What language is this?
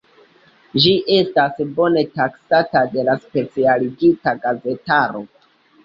Esperanto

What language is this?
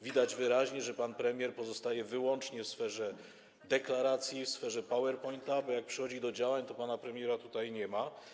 Polish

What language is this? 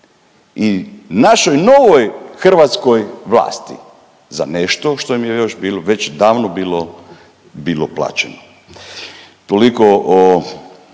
Croatian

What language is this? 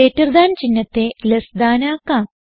Malayalam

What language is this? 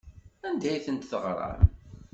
Kabyle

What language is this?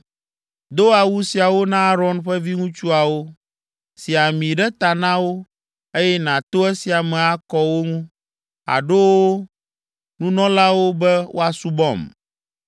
Ewe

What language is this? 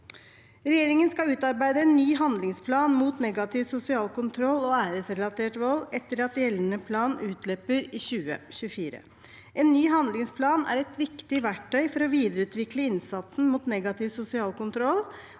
Norwegian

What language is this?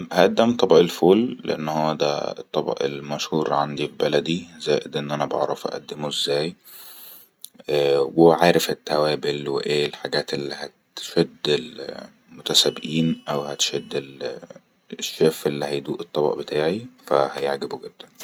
Egyptian Arabic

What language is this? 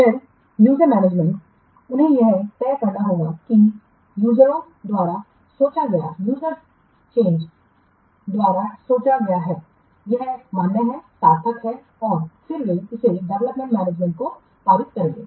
Hindi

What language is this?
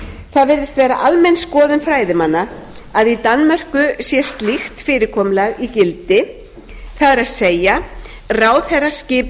Icelandic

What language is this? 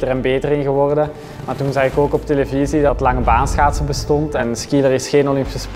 Dutch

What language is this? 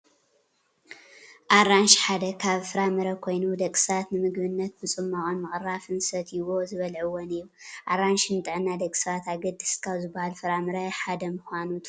Tigrinya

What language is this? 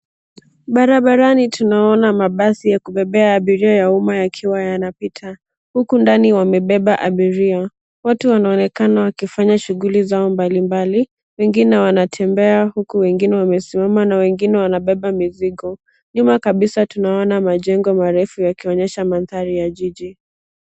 Swahili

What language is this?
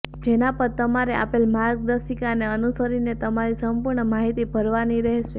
Gujarati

